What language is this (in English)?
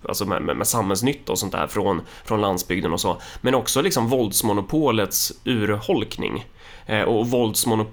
Swedish